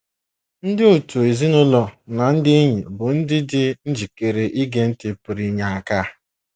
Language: Igbo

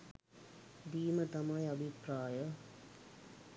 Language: Sinhala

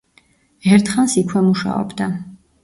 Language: Georgian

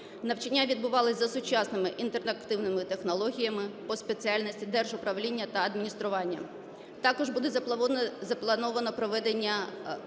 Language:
Ukrainian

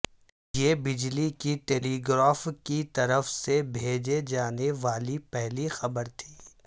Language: Urdu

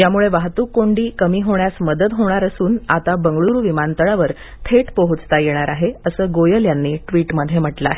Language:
Marathi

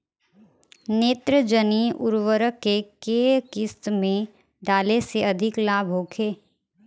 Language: Bhojpuri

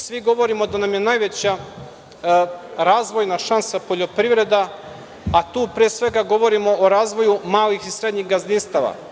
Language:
Serbian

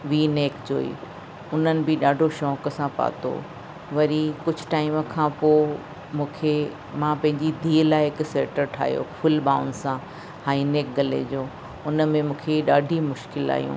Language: Sindhi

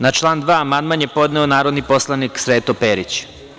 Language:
Serbian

